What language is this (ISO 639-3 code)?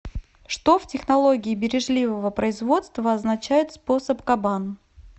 rus